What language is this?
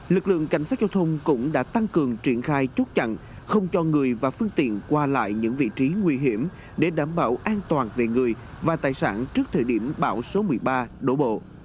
Vietnamese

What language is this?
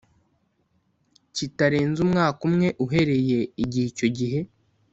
Kinyarwanda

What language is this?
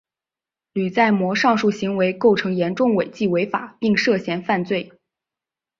Chinese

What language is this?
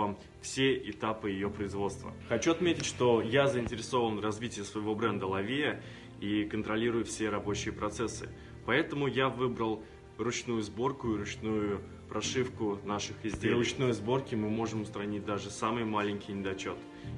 Russian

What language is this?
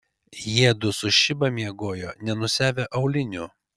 Lithuanian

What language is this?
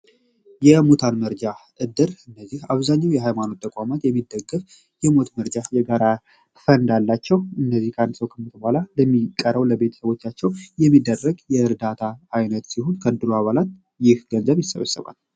Amharic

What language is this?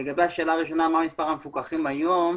Hebrew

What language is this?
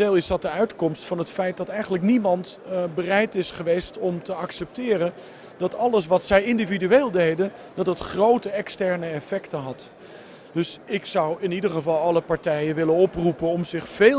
Dutch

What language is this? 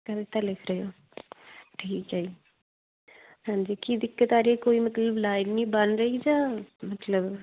Punjabi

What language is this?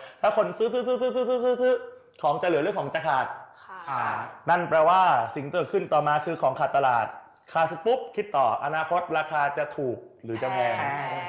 Thai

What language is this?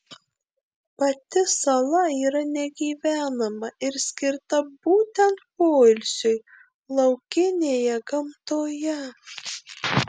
Lithuanian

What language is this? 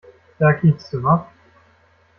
German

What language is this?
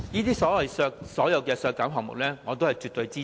Cantonese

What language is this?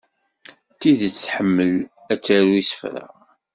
Kabyle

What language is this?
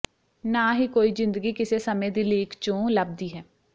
Punjabi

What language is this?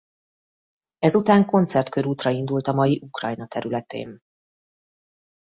Hungarian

